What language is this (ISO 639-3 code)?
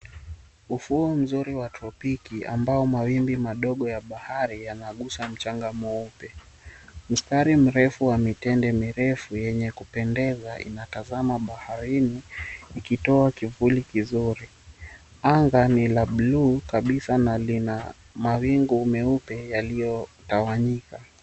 swa